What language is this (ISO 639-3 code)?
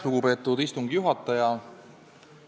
est